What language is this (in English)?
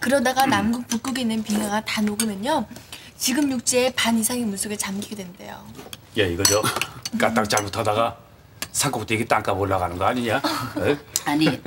Korean